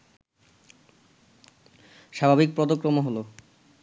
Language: Bangla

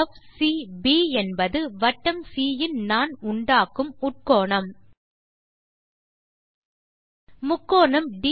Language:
Tamil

